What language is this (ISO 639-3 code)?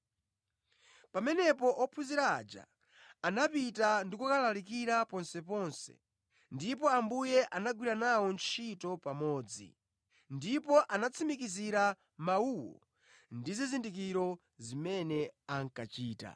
nya